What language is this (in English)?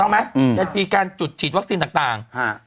Thai